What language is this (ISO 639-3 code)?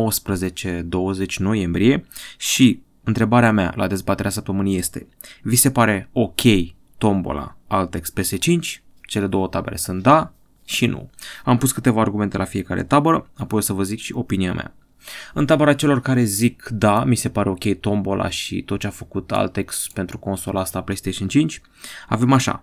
ron